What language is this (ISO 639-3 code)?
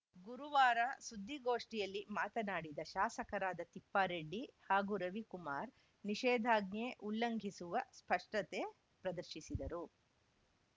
kan